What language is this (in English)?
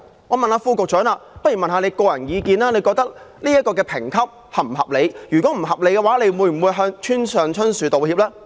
Cantonese